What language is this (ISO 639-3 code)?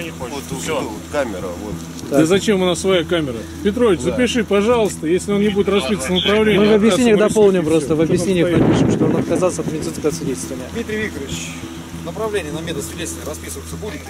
rus